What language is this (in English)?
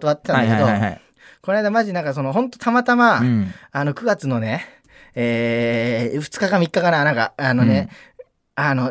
Japanese